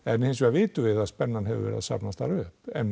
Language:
Icelandic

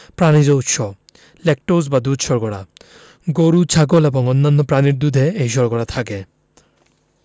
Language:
Bangla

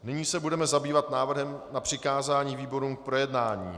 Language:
Czech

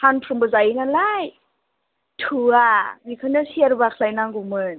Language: Bodo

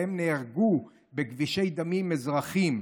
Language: Hebrew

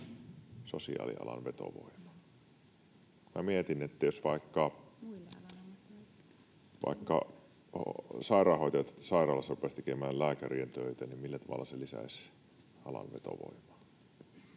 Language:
Finnish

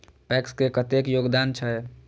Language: Maithili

